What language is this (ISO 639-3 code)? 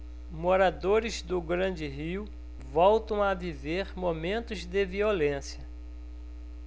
por